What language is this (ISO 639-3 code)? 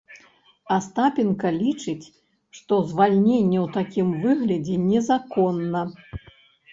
bel